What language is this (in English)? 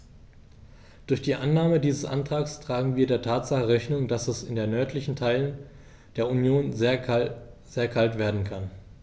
German